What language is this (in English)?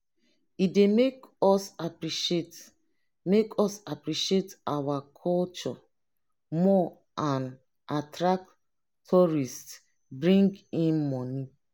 Nigerian Pidgin